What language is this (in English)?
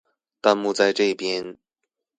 Chinese